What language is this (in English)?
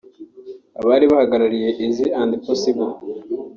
Kinyarwanda